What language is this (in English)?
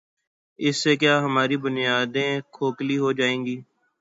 Urdu